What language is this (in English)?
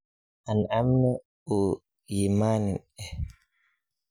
Somali